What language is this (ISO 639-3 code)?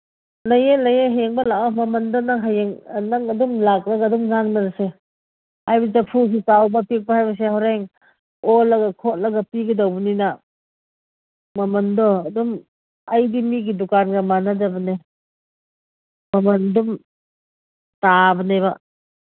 mni